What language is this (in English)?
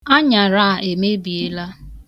Igbo